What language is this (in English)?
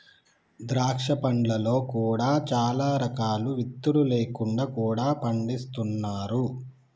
Telugu